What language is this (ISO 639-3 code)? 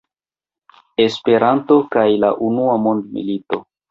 epo